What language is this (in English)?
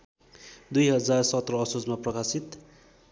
Nepali